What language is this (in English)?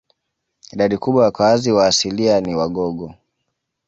Swahili